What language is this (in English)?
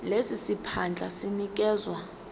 Zulu